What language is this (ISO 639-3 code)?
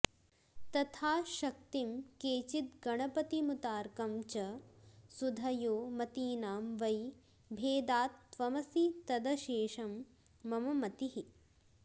san